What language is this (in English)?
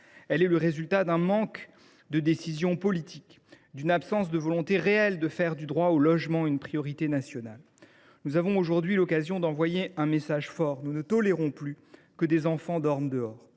French